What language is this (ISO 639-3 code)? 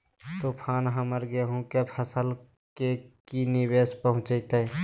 mag